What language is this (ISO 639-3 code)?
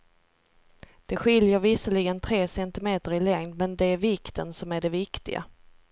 swe